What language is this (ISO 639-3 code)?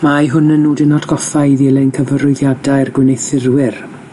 cym